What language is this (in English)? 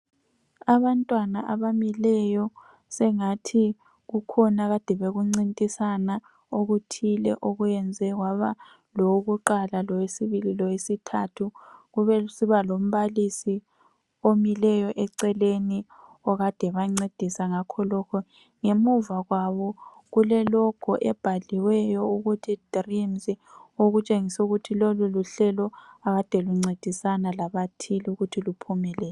North Ndebele